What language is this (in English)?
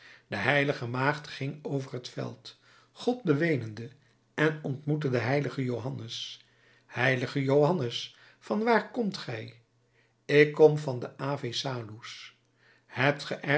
Dutch